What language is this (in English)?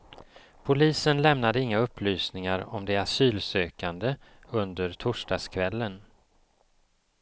Swedish